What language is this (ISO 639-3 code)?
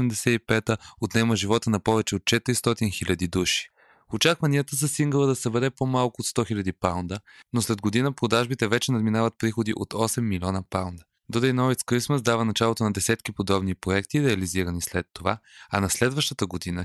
bul